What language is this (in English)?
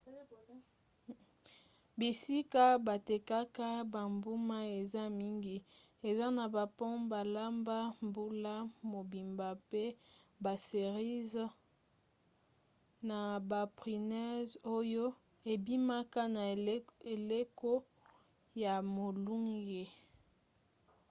Lingala